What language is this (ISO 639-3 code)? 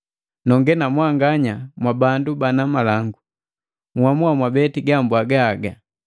mgv